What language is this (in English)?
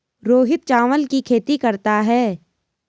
Hindi